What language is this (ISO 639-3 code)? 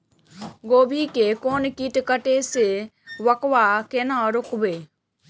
mai